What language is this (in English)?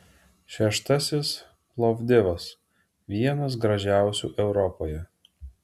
Lithuanian